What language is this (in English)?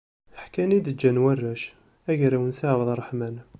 Kabyle